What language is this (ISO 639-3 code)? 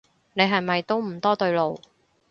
yue